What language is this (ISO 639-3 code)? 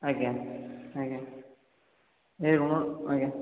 ori